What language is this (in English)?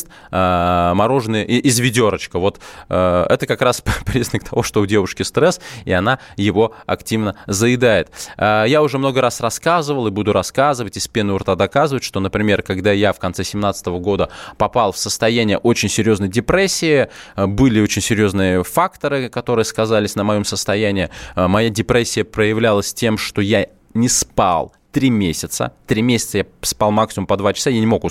Russian